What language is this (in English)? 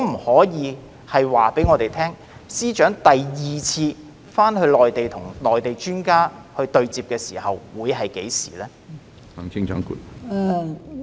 Cantonese